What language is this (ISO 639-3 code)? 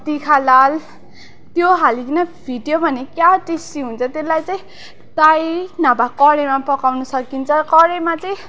nep